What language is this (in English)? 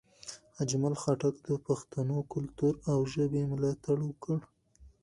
Pashto